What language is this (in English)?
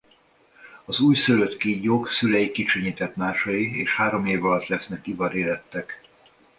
Hungarian